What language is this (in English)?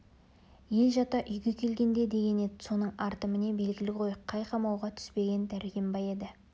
Kazakh